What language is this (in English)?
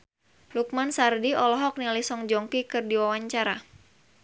Sundanese